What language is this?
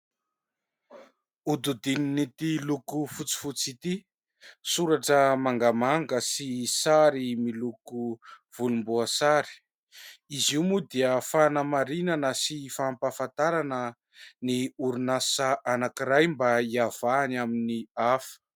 Malagasy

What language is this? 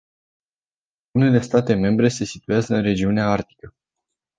Romanian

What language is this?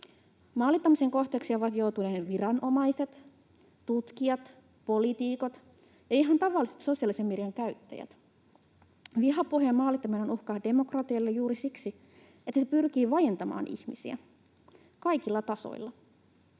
Finnish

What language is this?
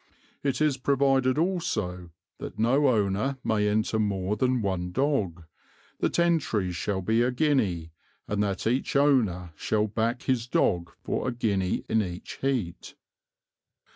English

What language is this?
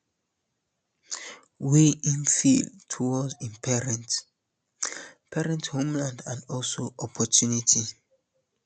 Nigerian Pidgin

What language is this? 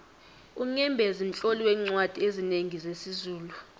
South Ndebele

